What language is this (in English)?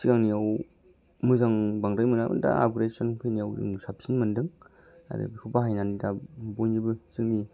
Bodo